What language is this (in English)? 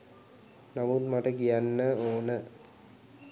Sinhala